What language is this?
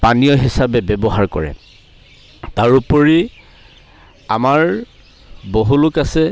Assamese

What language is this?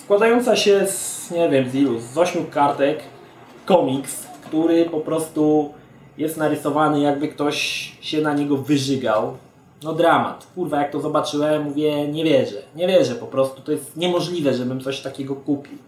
Polish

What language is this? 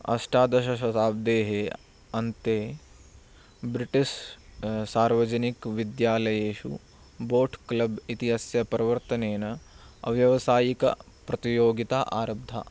Sanskrit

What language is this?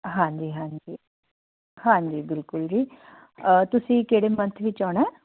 Punjabi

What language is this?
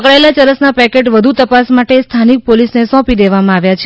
Gujarati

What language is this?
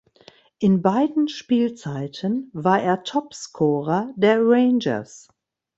German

